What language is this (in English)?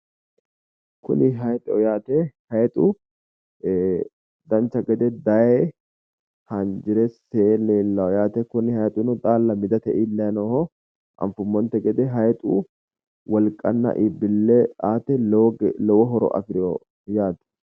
Sidamo